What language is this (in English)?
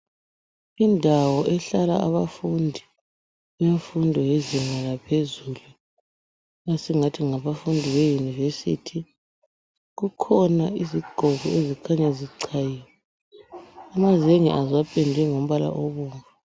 North Ndebele